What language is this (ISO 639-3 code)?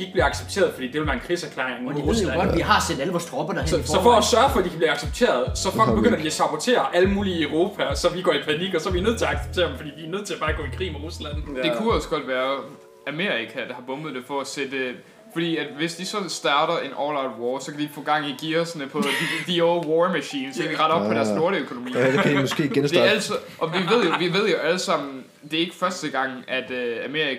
dan